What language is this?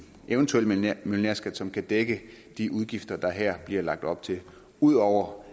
Danish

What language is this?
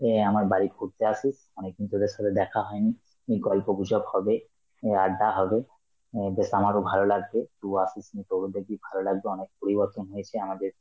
Bangla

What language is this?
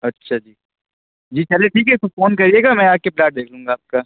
Urdu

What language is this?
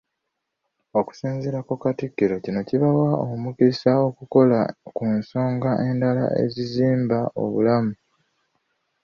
Ganda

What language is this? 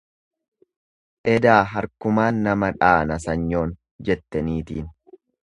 Oromo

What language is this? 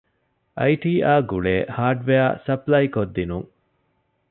Divehi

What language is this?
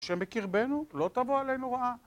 Hebrew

